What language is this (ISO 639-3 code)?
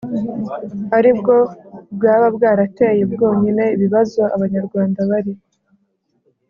kin